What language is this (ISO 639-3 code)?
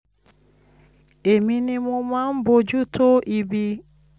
yor